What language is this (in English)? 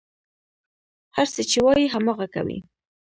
Pashto